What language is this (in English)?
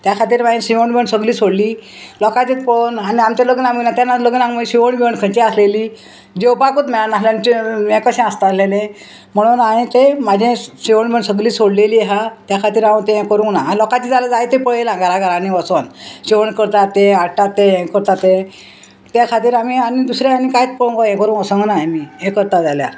Konkani